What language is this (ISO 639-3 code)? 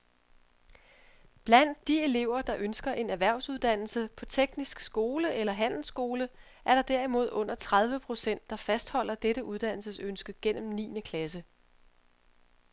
dan